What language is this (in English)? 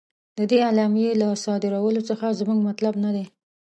Pashto